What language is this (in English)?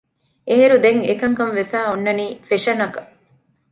Divehi